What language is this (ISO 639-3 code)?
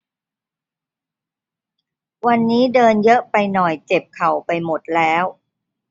tha